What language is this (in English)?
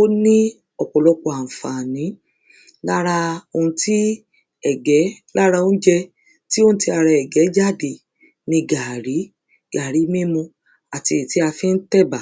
Yoruba